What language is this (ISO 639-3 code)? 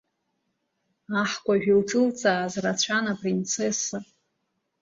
abk